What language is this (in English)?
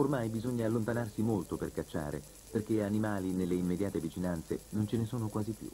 Italian